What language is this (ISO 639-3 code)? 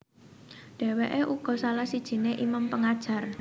jav